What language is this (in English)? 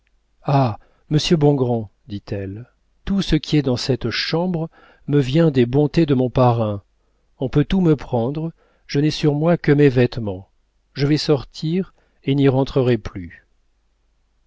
French